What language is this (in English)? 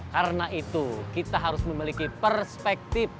Indonesian